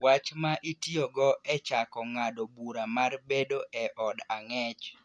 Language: Luo (Kenya and Tanzania)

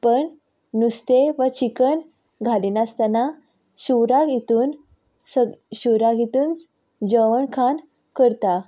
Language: Konkani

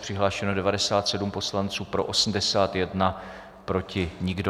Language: Czech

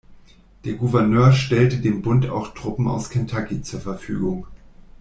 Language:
German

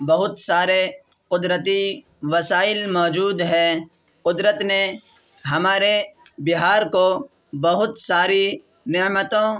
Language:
Urdu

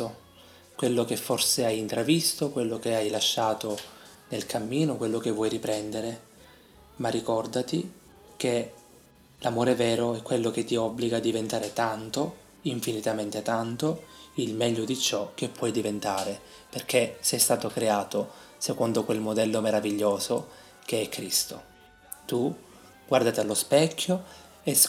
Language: Italian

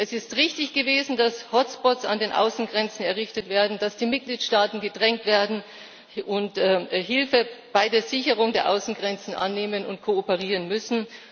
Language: German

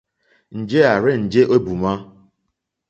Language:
Mokpwe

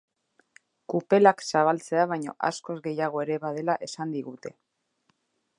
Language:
Basque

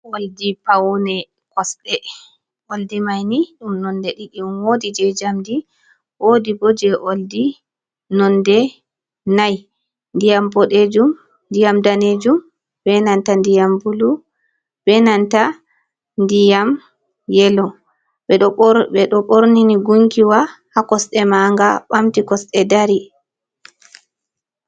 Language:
Fula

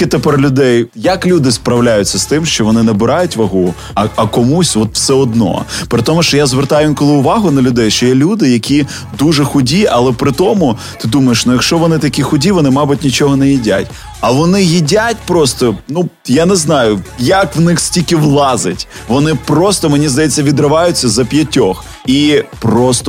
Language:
Ukrainian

